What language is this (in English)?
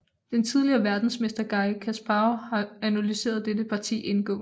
Danish